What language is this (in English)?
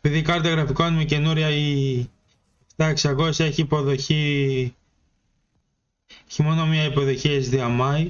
Greek